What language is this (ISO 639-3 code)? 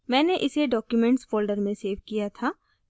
hin